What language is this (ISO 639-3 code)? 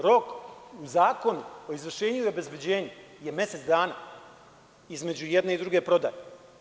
srp